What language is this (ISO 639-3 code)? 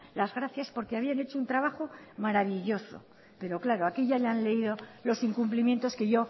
spa